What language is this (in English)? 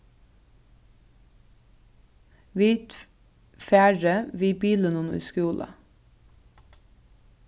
Faroese